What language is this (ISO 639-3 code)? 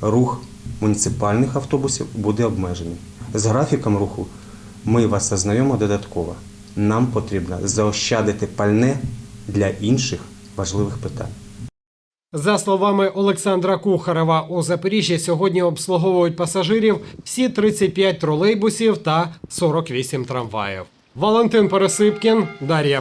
ukr